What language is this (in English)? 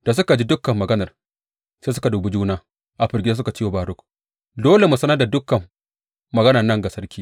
Hausa